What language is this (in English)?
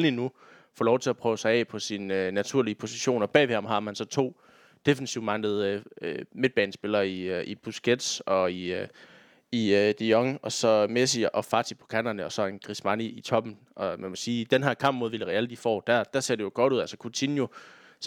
Danish